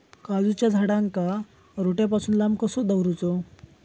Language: Marathi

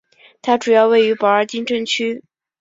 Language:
Chinese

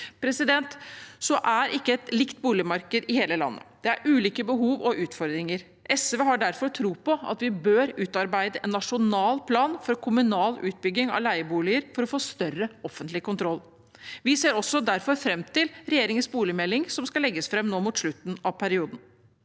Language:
Norwegian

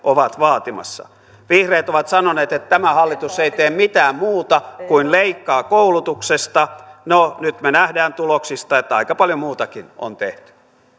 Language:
Finnish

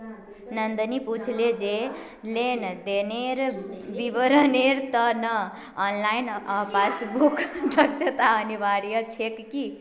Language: Magahi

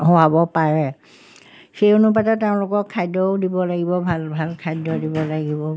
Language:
Assamese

